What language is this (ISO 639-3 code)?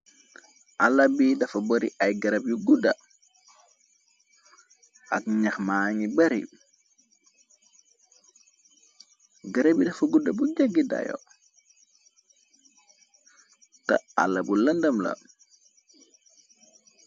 wol